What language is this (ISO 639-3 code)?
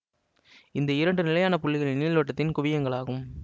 tam